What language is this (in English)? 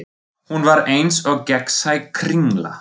Icelandic